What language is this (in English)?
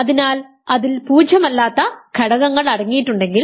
Malayalam